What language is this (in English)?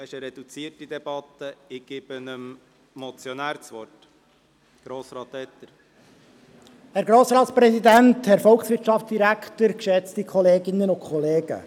Swiss German